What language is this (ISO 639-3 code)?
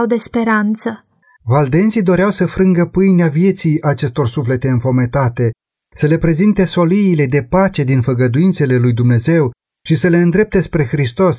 ron